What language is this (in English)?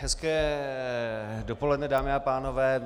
Czech